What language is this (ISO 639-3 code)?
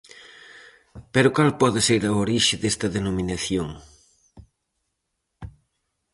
glg